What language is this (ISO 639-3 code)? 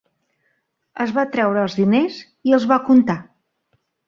cat